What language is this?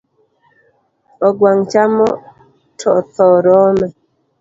Luo (Kenya and Tanzania)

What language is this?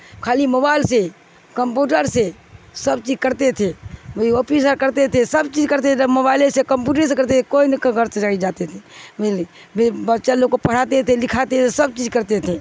Urdu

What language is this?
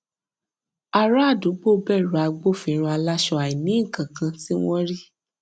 Yoruba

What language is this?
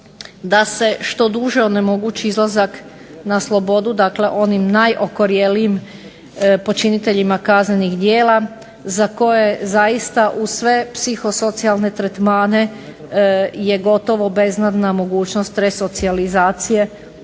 Croatian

